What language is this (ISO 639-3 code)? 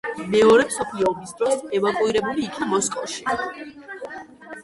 kat